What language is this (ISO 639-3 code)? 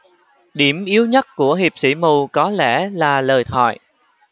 vie